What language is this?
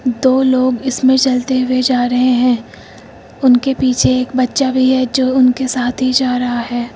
Hindi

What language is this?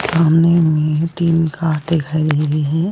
Hindi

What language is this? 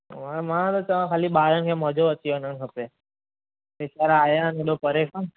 Sindhi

